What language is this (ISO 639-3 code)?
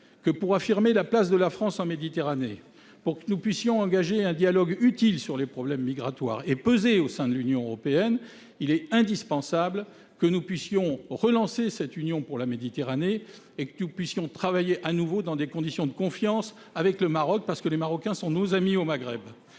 fra